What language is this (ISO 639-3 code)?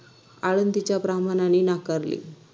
mar